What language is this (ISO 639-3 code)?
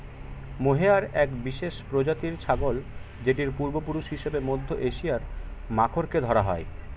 ben